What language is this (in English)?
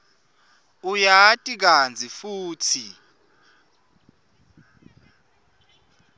Swati